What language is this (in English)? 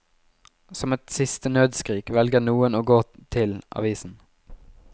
Norwegian